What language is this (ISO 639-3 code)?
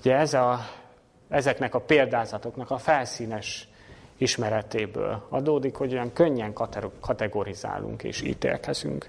hun